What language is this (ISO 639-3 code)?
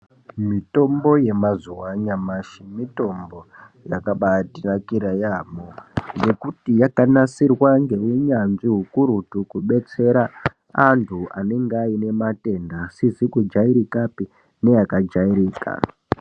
ndc